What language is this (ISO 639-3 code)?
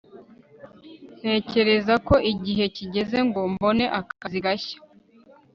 kin